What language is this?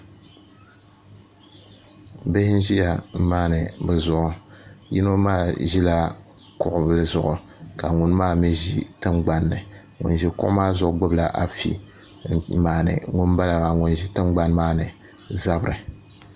Dagbani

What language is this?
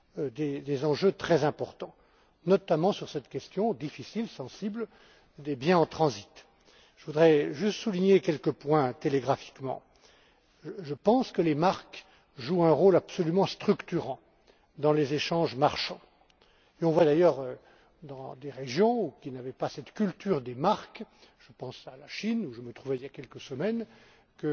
French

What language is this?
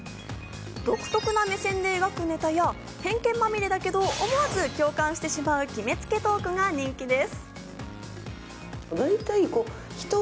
Japanese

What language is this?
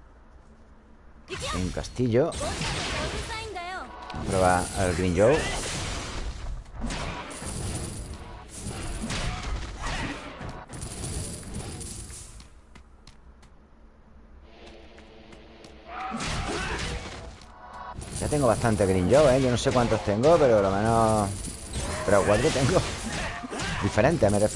Spanish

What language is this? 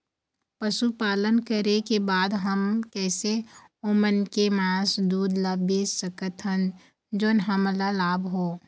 Chhattisgarhi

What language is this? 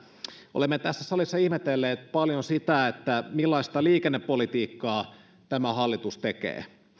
Finnish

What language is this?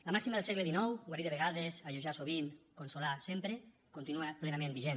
Catalan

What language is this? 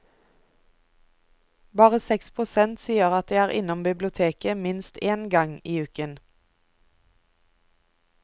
Norwegian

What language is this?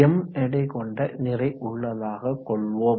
Tamil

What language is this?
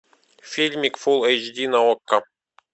Russian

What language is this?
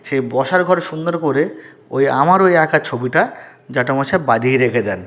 Bangla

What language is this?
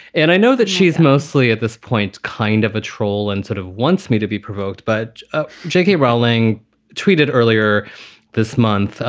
English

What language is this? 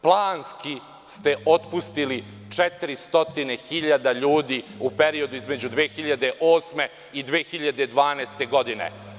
Serbian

